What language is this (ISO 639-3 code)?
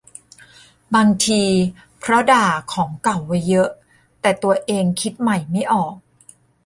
tha